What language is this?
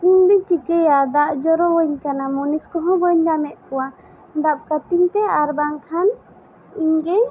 Santali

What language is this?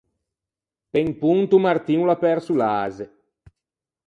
Ligurian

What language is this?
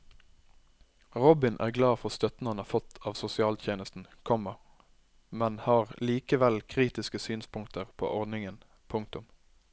Norwegian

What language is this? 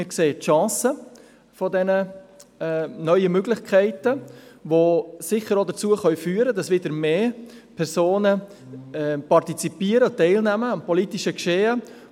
Swiss German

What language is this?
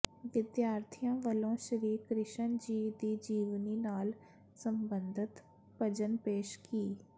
Punjabi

